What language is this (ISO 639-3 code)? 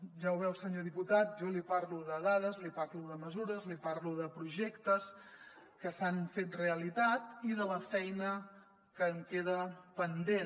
cat